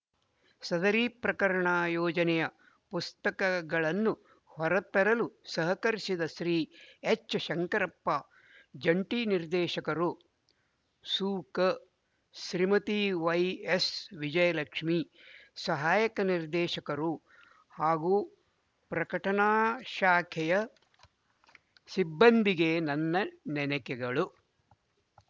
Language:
Kannada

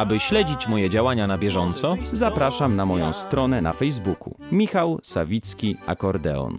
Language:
Polish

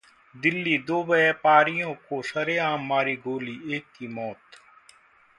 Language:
Hindi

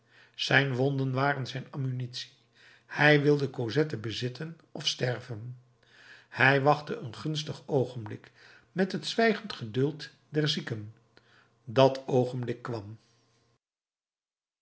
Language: Dutch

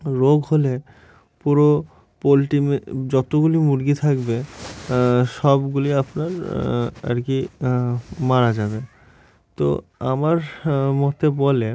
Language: Bangla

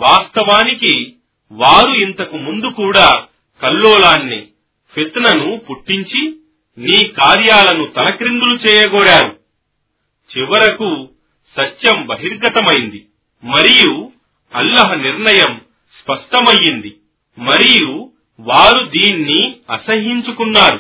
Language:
Telugu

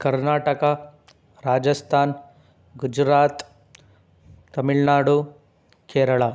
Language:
Kannada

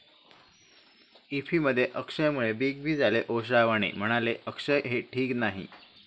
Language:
Marathi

